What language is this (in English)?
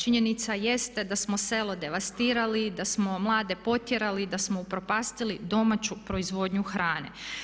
Croatian